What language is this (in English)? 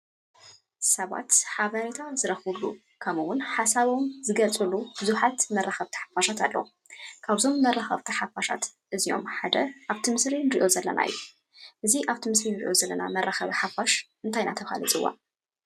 Tigrinya